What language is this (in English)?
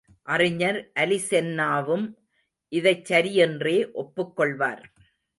Tamil